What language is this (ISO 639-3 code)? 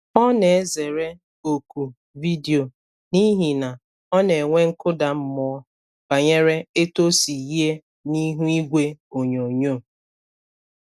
ibo